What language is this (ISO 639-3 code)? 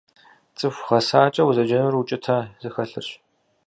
kbd